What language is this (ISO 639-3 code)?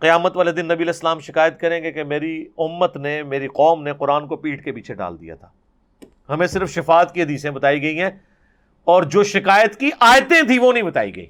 urd